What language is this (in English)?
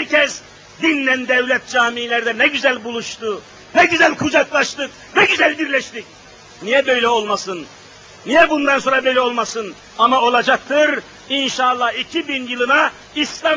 Turkish